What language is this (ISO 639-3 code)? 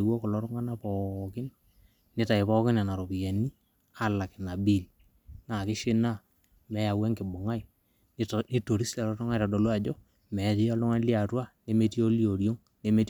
mas